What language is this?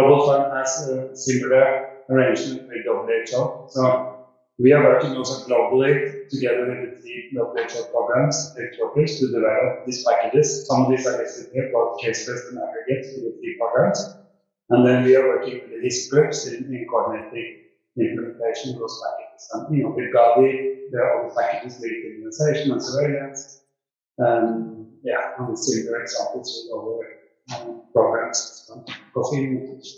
English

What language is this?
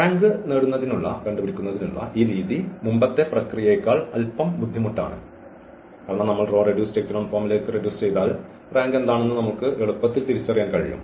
Malayalam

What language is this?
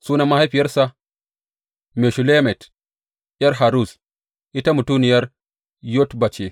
Hausa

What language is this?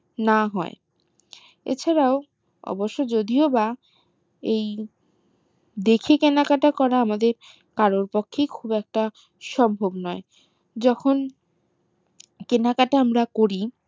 Bangla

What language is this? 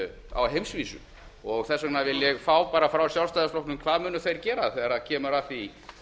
Icelandic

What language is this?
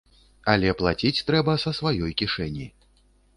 Belarusian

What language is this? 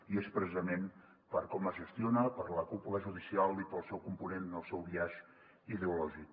Catalan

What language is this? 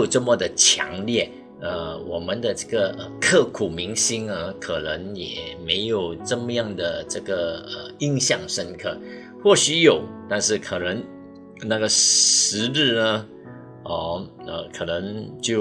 Chinese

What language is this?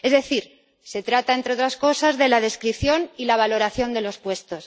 Spanish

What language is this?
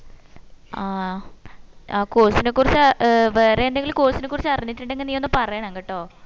Malayalam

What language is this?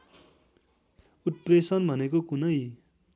Nepali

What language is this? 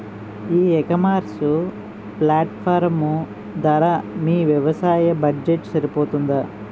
Telugu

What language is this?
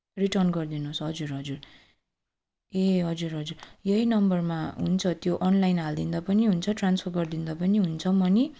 Nepali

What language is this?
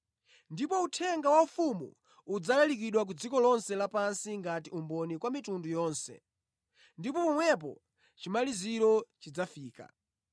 Nyanja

